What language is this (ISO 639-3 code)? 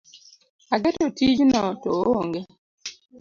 luo